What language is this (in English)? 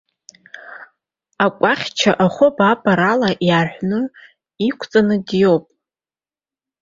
Abkhazian